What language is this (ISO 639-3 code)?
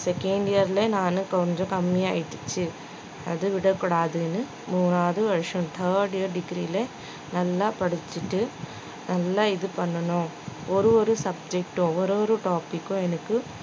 tam